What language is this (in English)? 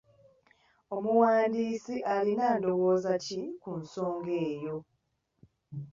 Ganda